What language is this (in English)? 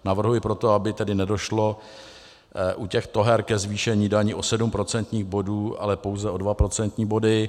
Czech